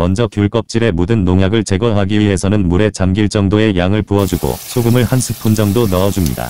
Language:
Korean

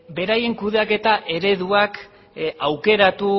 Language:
Basque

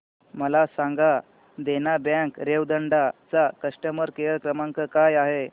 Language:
Marathi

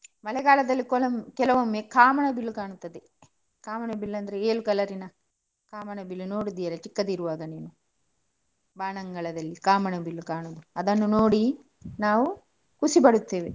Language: Kannada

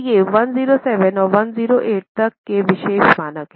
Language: Hindi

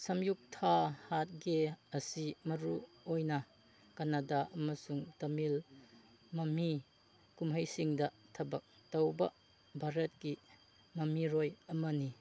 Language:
Manipuri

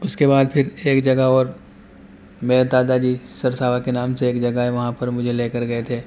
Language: Urdu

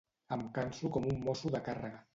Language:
Catalan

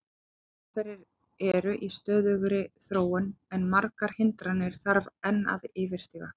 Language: Icelandic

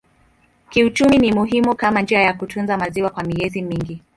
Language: Swahili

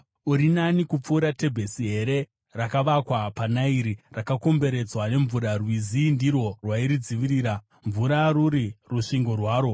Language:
Shona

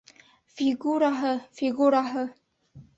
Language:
Bashkir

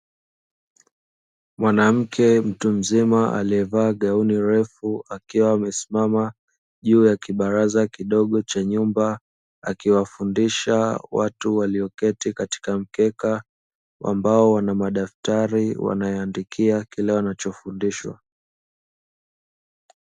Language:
Swahili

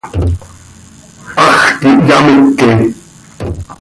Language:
Seri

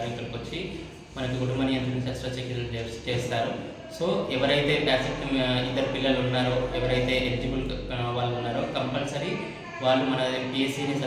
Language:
Telugu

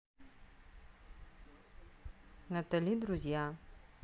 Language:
Russian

